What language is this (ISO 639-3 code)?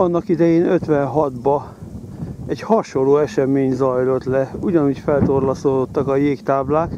hun